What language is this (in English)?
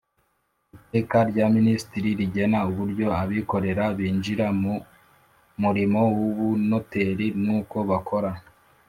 Kinyarwanda